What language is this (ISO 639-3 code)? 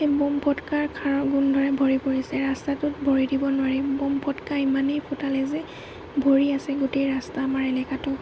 asm